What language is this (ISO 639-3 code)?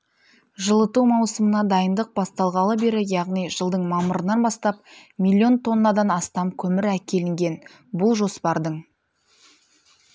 kaz